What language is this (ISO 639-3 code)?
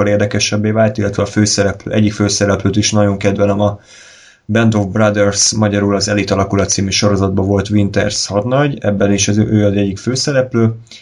hun